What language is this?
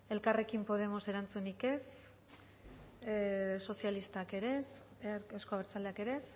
Basque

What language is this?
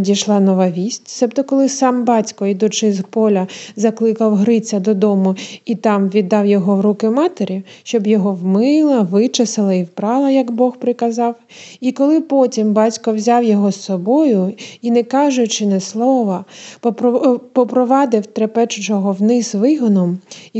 Ukrainian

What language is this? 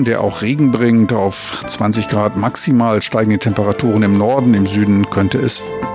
German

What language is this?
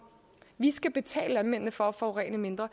Danish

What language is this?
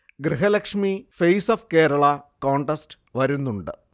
Malayalam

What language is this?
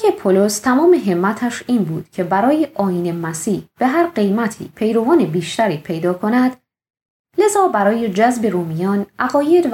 Persian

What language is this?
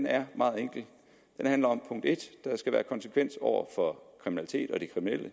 Danish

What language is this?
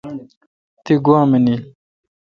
Kalkoti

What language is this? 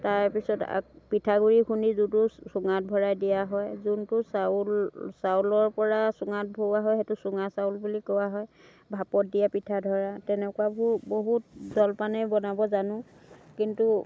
Assamese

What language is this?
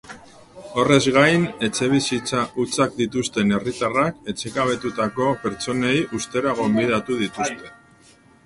Basque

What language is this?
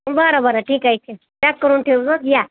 Marathi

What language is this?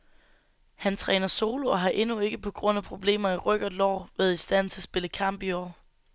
Danish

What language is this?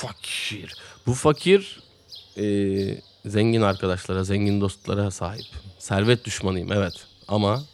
Turkish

